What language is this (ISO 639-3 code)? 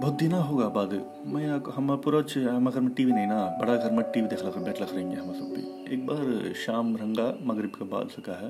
urd